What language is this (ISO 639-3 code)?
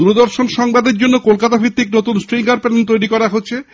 ben